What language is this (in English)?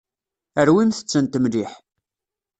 Kabyle